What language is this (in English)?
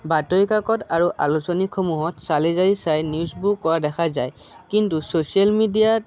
Assamese